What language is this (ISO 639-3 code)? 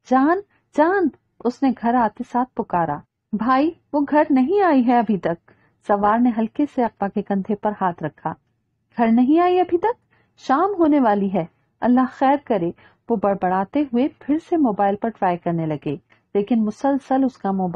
hin